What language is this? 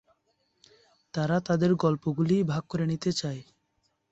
Bangla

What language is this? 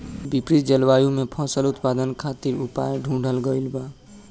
Bhojpuri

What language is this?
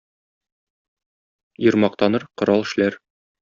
Tatar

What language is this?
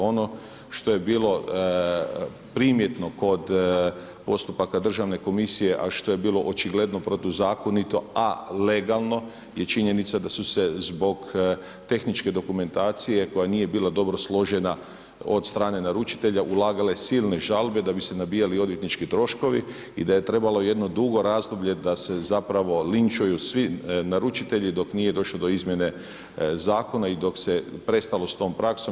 Croatian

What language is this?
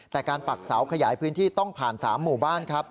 Thai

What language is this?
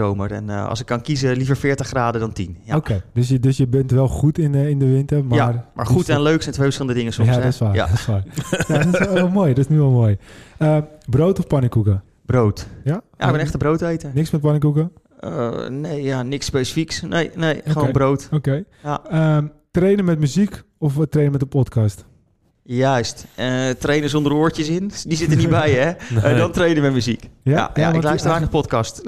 Dutch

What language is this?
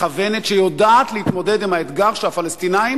Hebrew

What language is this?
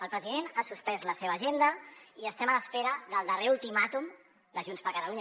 Catalan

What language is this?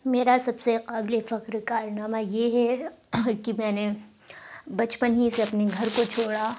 Urdu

